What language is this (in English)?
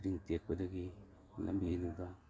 Manipuri